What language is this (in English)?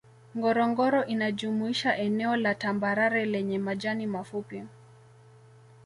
Swahili